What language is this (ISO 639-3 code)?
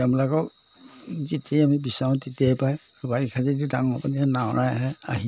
asm